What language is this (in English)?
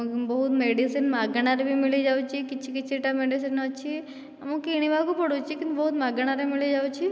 Odia